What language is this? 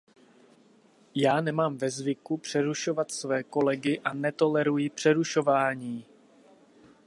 Czech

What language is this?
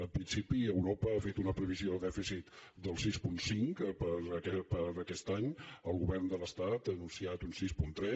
Catalan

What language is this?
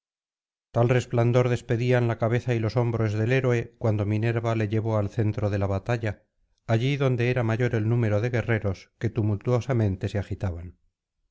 Spanish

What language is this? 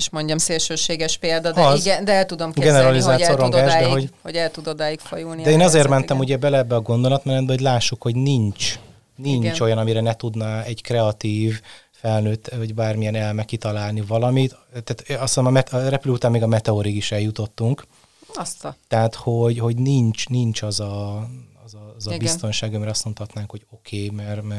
Hungarian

